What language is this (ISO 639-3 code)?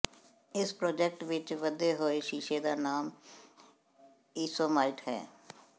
pan